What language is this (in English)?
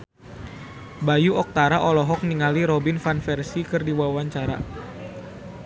Sundanese